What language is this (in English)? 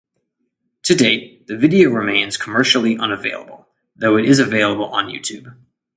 English